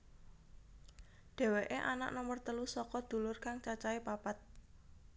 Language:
Javanese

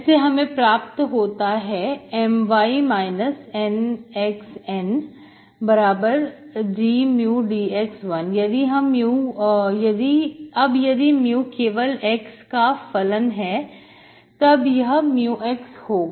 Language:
Hindi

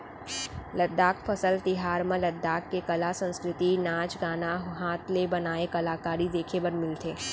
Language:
Chhattisgarhi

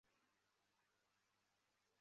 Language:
Chinese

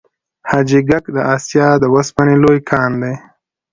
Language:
Pashto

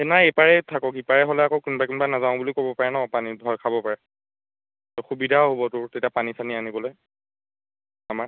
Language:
Assamese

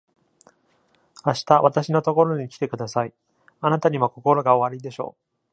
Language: Japanese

